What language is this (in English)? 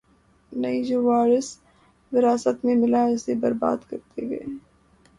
Urdu